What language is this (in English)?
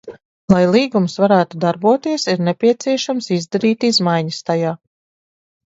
Latvian